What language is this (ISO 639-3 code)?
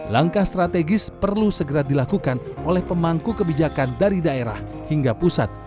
ind